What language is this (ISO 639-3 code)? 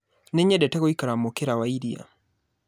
kik